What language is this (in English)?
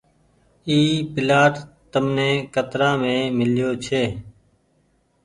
Goaria